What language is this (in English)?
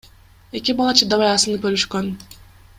Kyrgyz